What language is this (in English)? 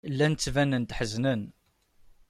Kabyle